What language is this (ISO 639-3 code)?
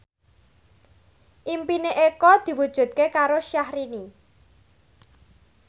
jav